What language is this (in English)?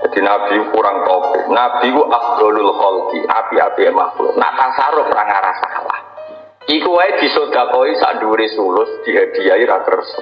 Indonesian